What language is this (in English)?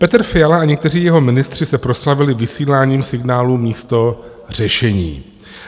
Czech